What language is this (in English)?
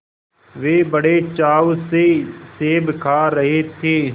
Hindi